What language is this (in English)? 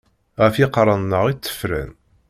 Kabyle